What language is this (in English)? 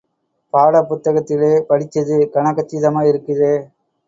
Tamil